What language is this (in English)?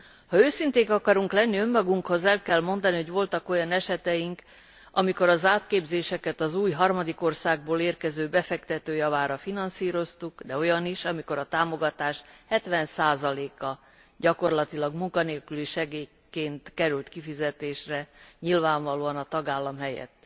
Hungarian